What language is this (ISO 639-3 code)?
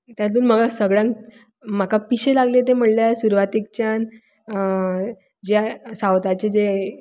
kok